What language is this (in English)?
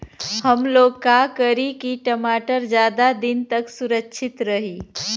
Bhojpuri